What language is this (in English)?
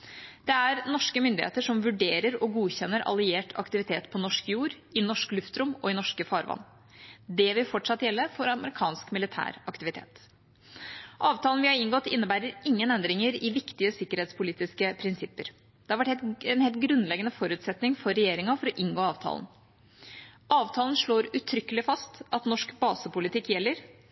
Norwegian Bokmål